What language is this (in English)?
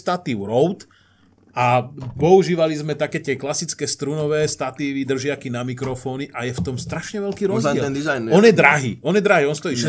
Slovak